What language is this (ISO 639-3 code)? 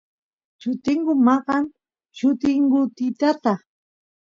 qus